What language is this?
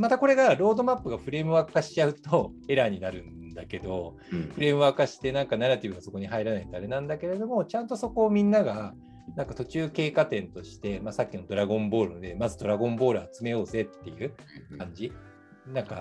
Japanese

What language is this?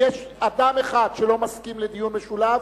Hebrew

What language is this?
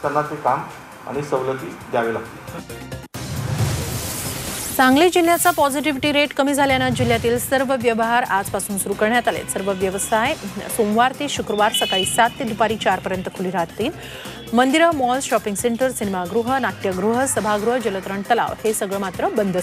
Hindi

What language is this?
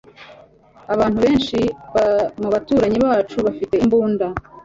Kinyarwanda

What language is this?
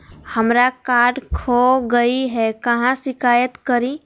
Magahi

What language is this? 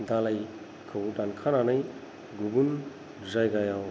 Bodo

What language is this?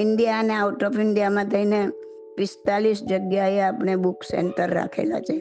Gujarati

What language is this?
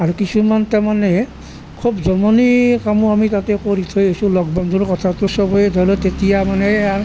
Assamese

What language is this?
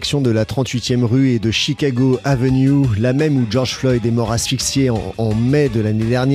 French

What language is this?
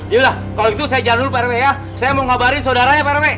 Indonesian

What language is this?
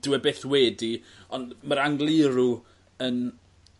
Welsh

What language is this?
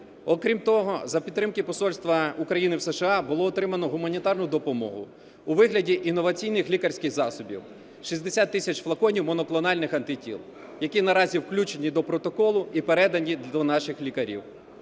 Ukrainian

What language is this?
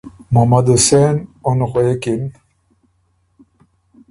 Ormuri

